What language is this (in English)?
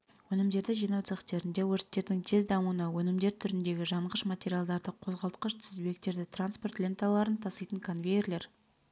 Kazakh